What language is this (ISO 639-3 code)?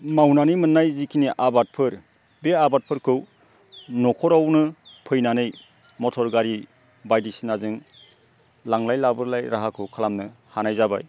brx